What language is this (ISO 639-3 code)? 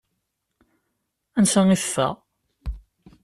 kab